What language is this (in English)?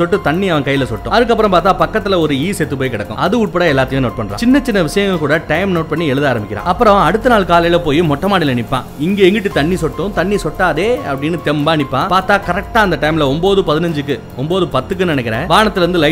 Tamil